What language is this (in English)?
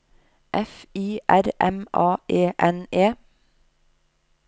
Norwegian